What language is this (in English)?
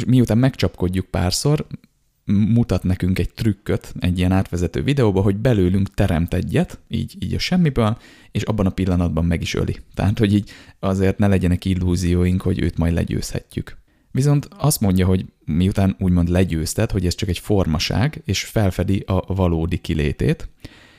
Hungarian